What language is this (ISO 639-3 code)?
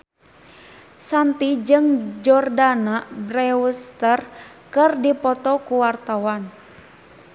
sun